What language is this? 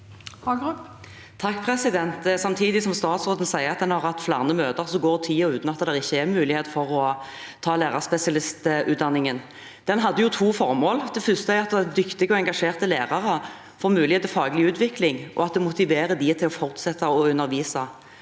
Norwegian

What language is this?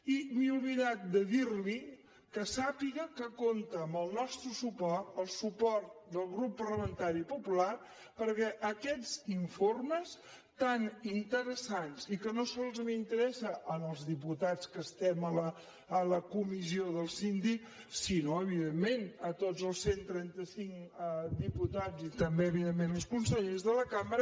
Catalan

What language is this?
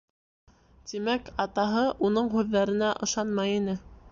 Bashkir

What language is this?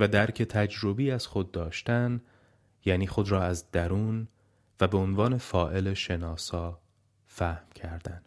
Persian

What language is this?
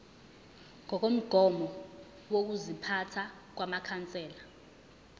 Zulu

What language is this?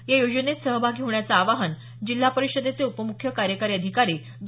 Marathi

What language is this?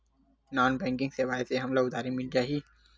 Chhattisgarhi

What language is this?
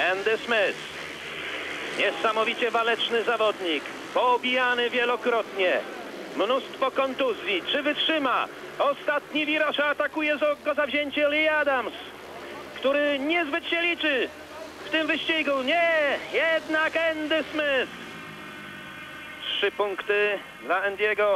Polish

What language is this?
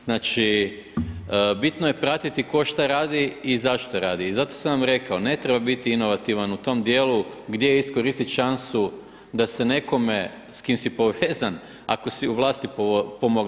Croatian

